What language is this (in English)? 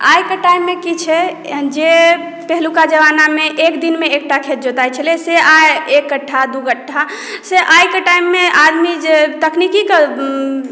Maithili